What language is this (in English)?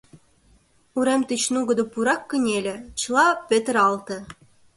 Mari